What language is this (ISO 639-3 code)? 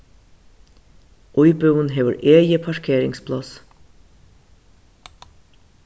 fao